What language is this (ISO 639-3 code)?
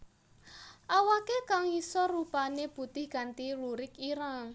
jav